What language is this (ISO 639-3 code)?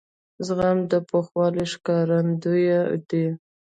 pus